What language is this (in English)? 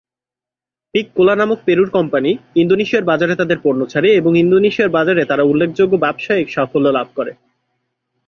Bangla